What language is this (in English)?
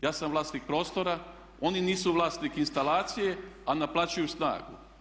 Croatian